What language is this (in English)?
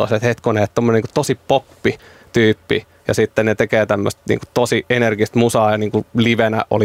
Finnish